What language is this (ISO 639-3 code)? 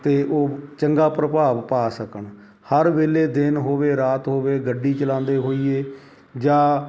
pan